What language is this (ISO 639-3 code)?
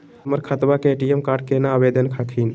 mag